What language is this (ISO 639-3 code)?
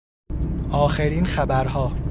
fas